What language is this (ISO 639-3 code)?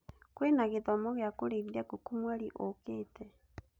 kik